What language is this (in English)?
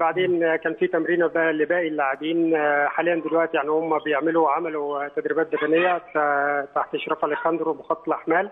Arabic